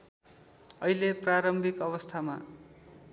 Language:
Nepali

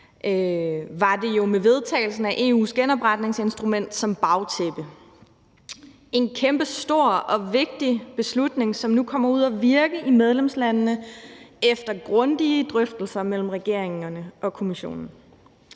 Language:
Danish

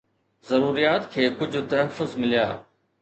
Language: Sindhi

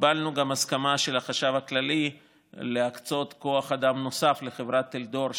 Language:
Hebrew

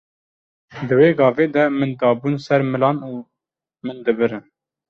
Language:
Kurdish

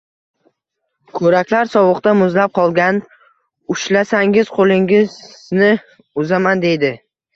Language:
Uzbek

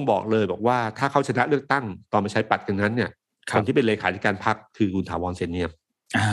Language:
Thai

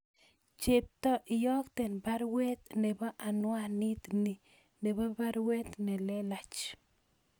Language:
Kalenjin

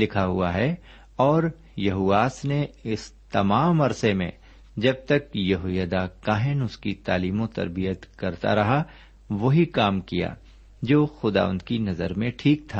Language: Urdu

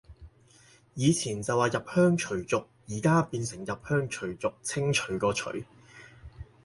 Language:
Cantonese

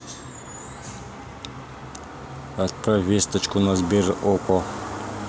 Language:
Russian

